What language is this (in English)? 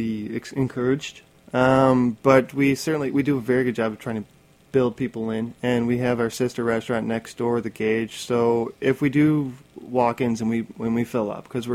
English